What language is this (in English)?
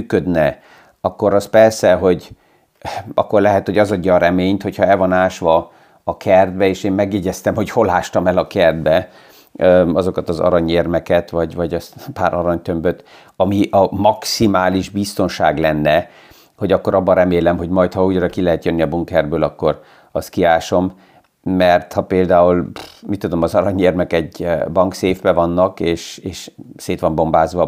Hungarian